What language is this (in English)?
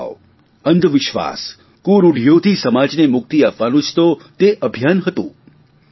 Gujarati